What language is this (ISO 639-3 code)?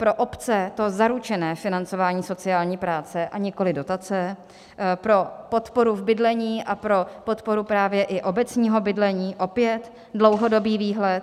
ces